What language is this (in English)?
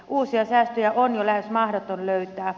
Finnish